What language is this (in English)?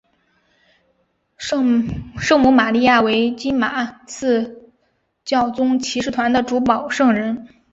Chinese